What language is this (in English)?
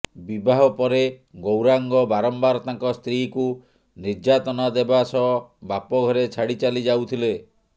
Odia